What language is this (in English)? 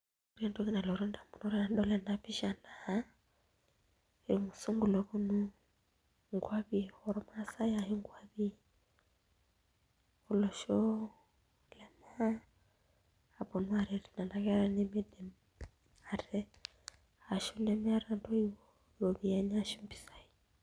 Masai